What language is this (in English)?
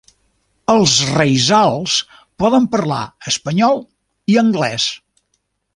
Catalan